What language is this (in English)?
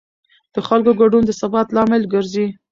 Pashto